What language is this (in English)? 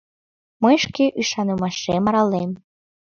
Mari